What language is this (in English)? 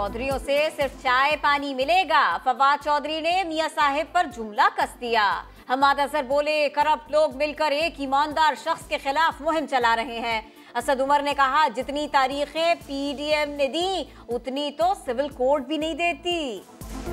Hindi